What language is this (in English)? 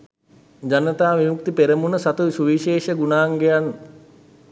Sinhala